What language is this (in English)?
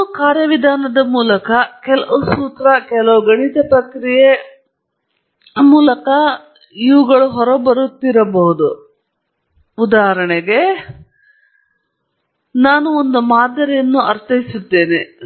Kannada